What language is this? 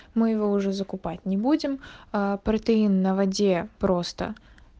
Russian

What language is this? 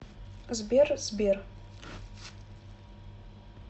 Russian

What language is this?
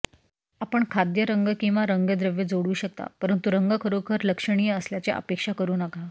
Marathi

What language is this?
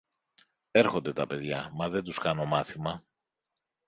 Greek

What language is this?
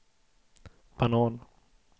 Swedish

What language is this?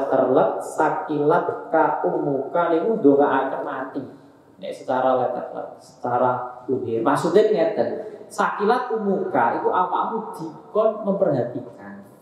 Indonesian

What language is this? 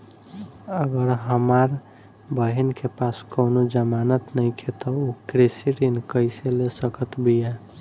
Bhojpuri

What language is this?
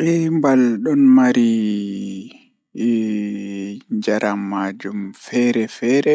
Fula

